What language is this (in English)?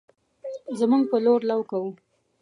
Pashto